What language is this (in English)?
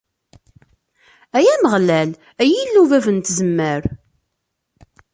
Kabyle